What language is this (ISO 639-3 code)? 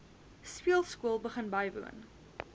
afr